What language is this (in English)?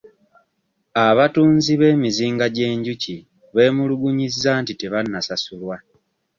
Ganda